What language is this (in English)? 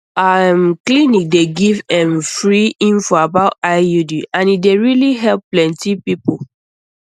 Nigerian Pidgin